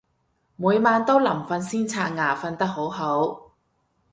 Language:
Cantonese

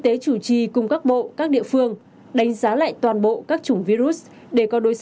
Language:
Vietnamese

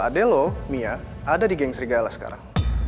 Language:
Indonesian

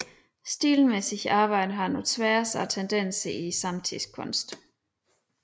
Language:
Danish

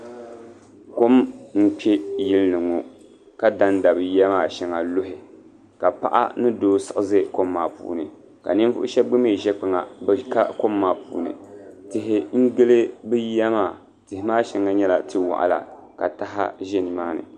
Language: Dagbani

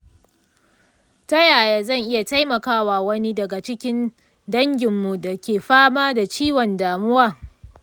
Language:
Hausa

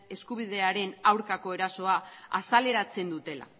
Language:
Basque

